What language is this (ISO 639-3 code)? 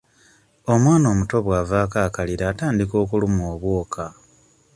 lug